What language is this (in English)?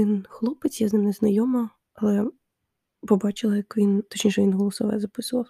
Ukrainian